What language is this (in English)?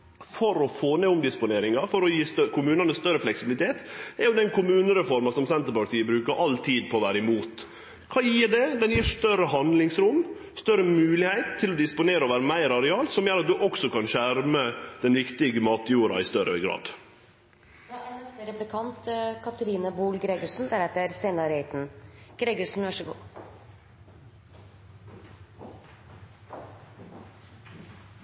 Norwegian Nynorsk